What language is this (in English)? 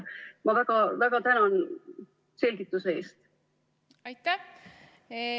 Estonian